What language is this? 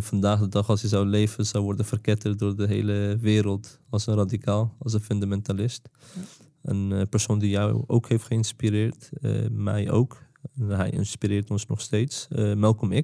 Dutch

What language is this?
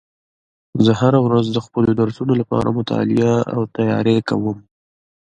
Pashto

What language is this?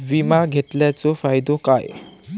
Marathi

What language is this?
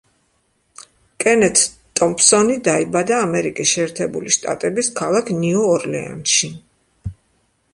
Georgian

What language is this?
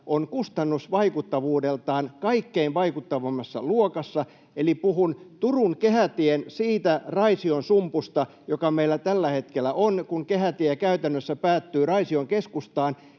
Finnish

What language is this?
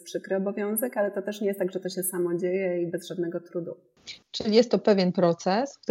Polish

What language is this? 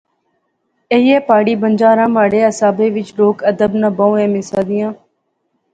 Pahari-Potwari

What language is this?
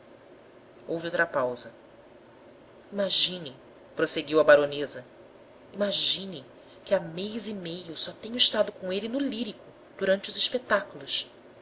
Portuguese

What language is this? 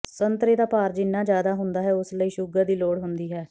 Punjabi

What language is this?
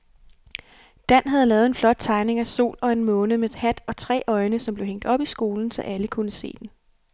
Danish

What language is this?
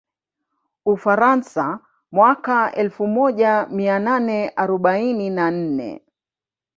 Swahili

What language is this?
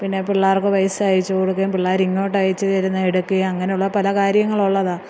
Malayalam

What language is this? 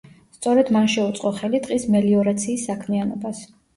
Georgian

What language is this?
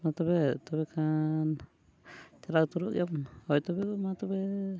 Santali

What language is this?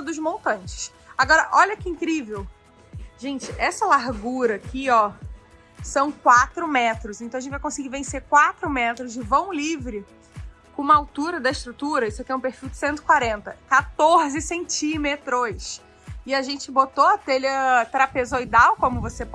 Portuguese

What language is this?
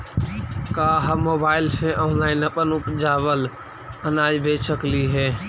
Magahi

